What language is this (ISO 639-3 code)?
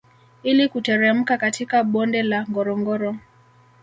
swa